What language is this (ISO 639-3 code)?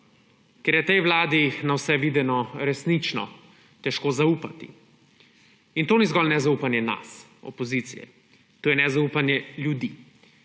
slv